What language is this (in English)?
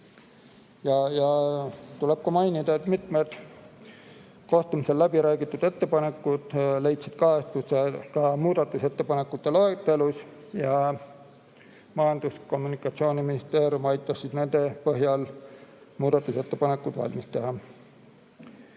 Estonian